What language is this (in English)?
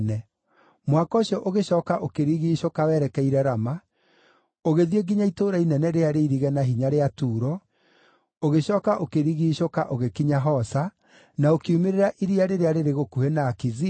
Kikuyu